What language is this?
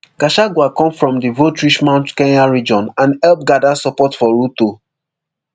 Nigerian Pidgin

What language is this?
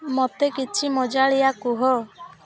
Odia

